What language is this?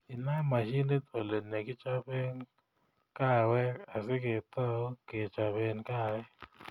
Kalenjin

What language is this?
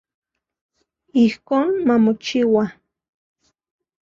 Central Puebla Nahuatl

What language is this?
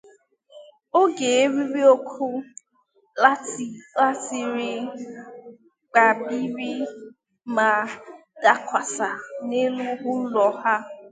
Igbo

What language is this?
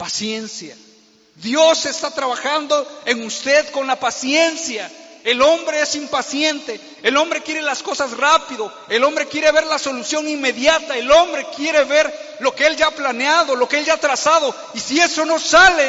Spanish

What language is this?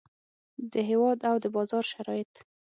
Pashto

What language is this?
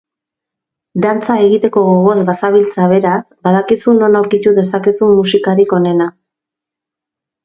Basque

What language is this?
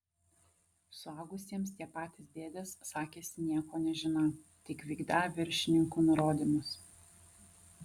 Lithuanian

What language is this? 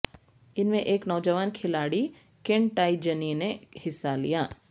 Urdu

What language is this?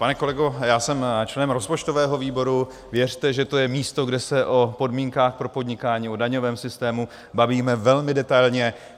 Czech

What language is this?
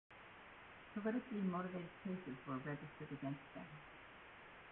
English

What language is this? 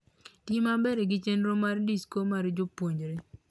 Luo (Kenya and Tanzania)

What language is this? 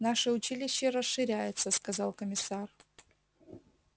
Russian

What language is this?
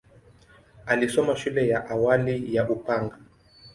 Swahili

